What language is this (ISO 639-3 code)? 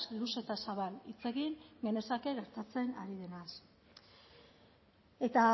eus